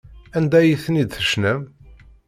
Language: Kabyle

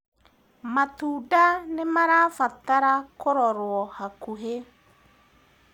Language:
Kikuyu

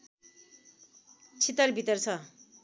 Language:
Nepali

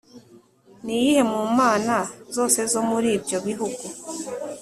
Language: Kinyarwanda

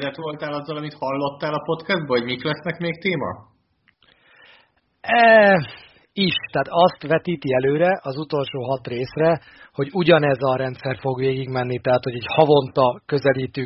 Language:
Hungarian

